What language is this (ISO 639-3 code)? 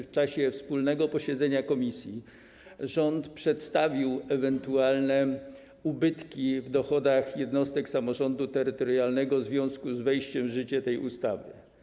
pol